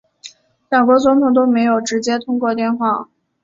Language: Chinese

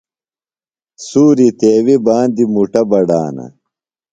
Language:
Phalura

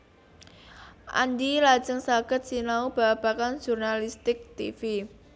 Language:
Javanese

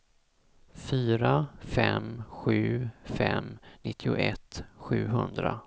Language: Swedish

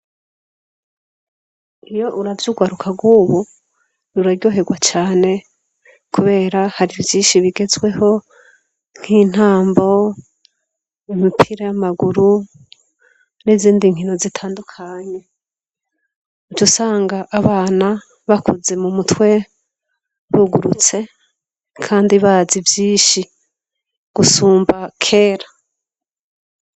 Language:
Rundi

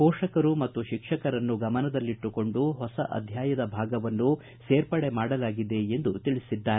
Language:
Kannada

